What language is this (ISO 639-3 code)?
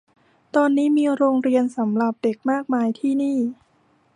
tha